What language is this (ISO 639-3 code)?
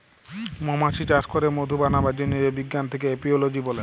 ben